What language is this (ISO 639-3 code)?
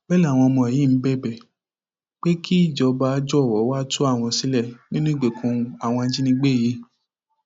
yor